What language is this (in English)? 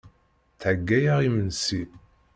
Kabyle